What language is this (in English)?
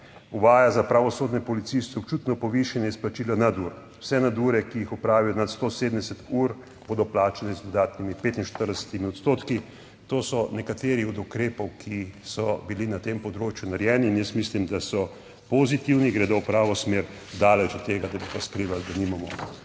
Slovenian